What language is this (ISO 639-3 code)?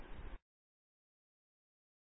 ben